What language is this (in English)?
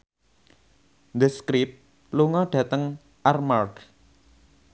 Javanese